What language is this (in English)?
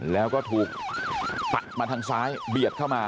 Thai